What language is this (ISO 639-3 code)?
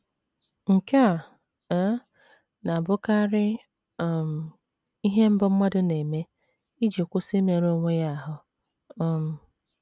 ibo